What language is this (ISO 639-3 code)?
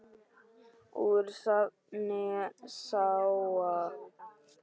isl